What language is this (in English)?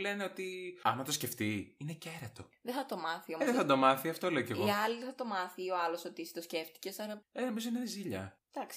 Greek